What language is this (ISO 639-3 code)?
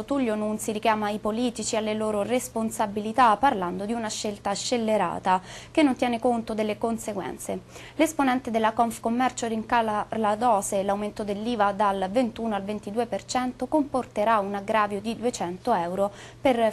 ita